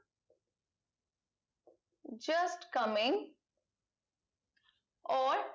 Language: Bangla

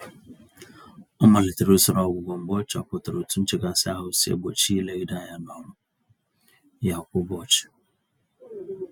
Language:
Igbo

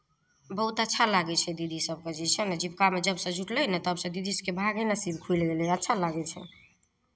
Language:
Maithili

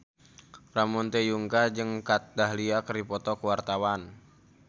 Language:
Sundanese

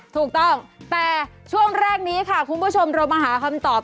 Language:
Thai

